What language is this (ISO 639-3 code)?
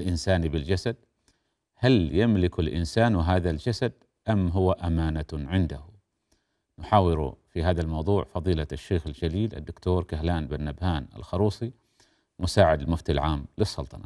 ara